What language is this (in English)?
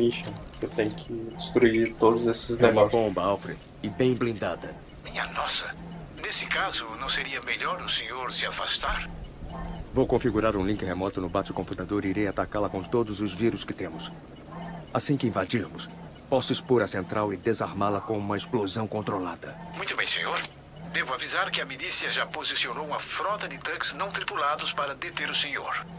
Portuguese